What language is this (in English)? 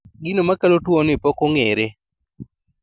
Luo (Kenya and Tanzania)